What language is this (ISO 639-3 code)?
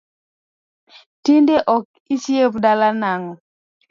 luo